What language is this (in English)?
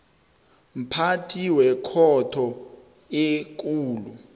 South Ndebele